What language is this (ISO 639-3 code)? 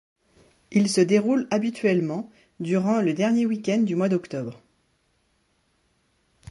fra